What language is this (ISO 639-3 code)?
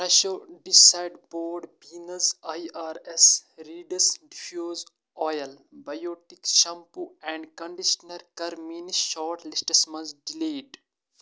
kas